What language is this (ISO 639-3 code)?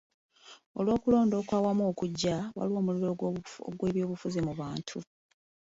lug